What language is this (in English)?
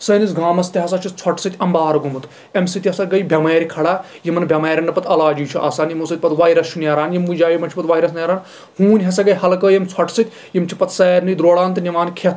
Kashmiri